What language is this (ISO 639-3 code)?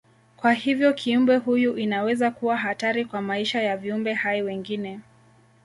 swa